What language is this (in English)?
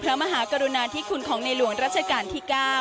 Thai